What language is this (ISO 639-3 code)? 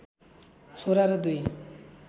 nep